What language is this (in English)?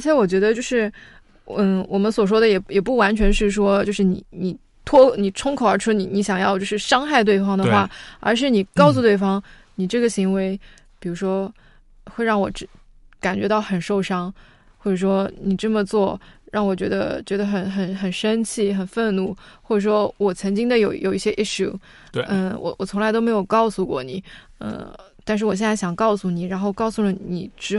Chinese